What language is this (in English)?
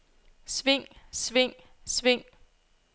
Danish